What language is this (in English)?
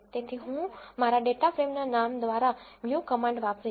Gujarati